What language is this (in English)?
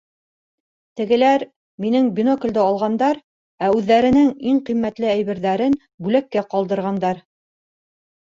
Bashkir